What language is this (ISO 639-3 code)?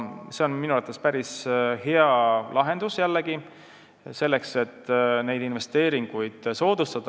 est